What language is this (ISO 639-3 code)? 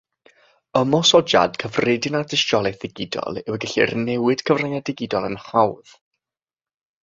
cym